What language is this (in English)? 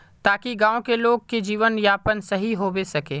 Magahi